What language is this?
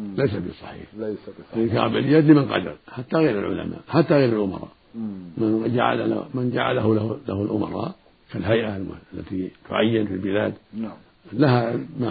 Arabic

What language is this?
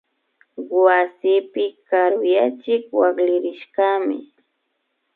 Imbabura Highland Quichua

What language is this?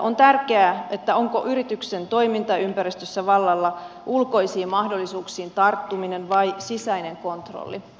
Finnish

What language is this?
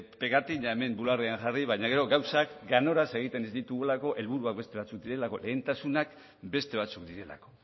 Basque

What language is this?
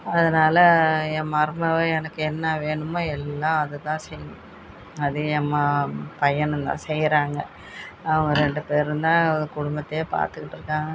Tamil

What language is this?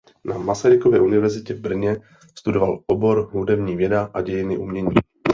Czech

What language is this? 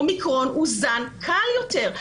Hebrew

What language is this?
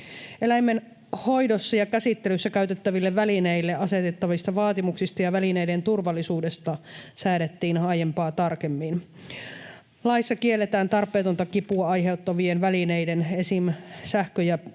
Finnish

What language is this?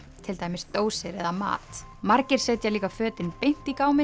Icelandic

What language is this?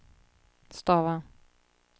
Swedish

